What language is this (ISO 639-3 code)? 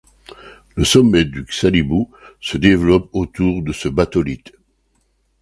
fra